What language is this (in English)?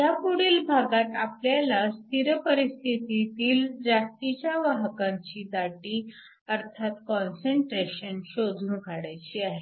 Marathi